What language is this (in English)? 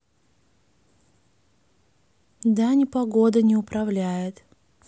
Russian